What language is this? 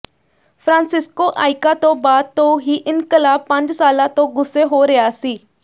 Punjabi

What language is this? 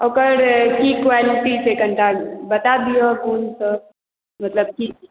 Maithili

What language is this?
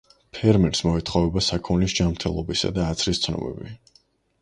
Georgian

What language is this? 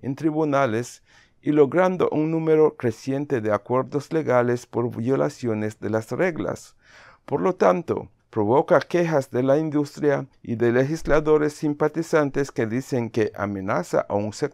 Spanish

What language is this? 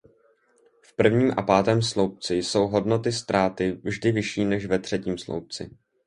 Czech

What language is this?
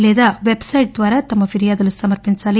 Telugu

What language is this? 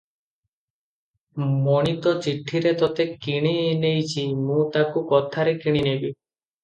Odia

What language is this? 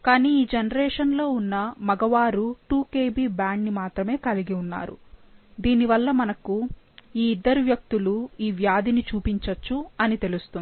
Telugu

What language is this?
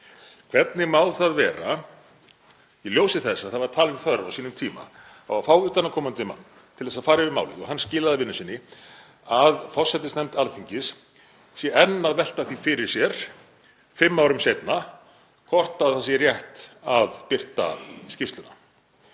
Icelandic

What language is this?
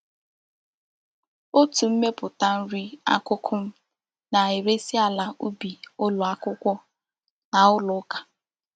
Igbo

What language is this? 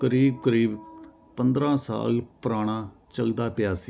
Punjabi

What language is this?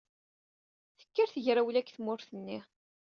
Kabyle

